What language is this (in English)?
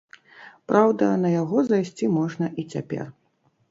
Belarusian